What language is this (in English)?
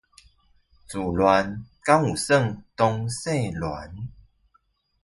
Chinese